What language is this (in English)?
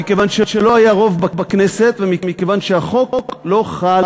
Hebrew